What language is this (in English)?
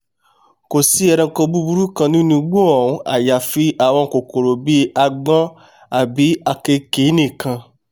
Yoruba